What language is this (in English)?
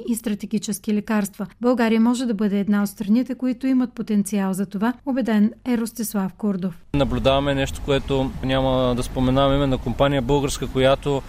Bulgarian